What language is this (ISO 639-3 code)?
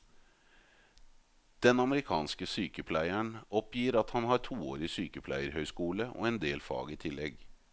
nor